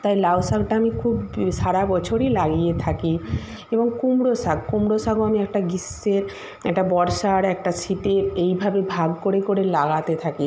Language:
Bangla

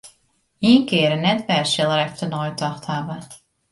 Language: Western Frisian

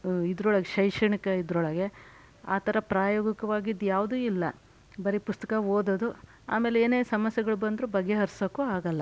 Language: Kannada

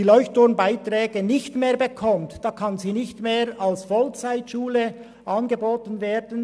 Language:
Swiss German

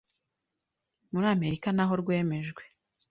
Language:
Kinyarwanda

